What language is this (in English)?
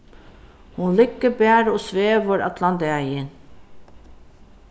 Faroese